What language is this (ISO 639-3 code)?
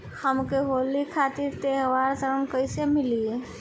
bho